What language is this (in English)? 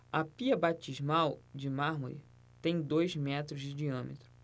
Portuguese